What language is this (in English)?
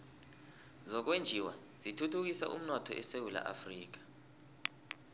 South Ndebele